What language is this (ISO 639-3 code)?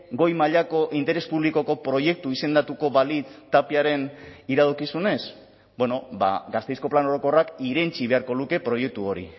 eus